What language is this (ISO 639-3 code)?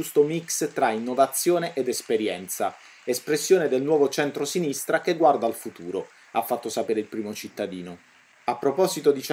ita